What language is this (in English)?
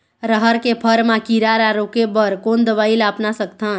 Chhattisgarhi